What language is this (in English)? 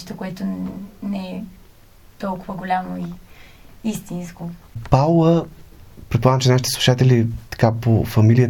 Bulgarian